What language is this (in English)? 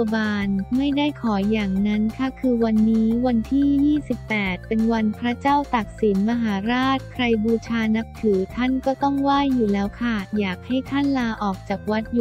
Thai